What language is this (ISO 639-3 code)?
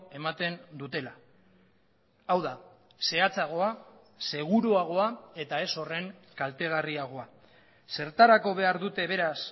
eus